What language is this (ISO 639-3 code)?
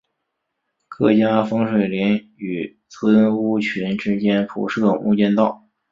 zho